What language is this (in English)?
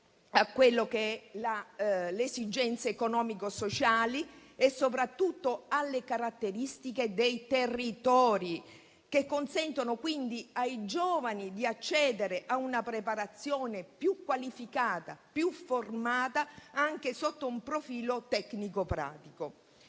Italian